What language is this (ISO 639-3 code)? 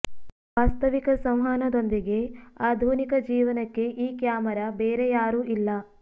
kan